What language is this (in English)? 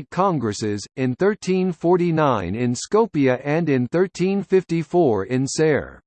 English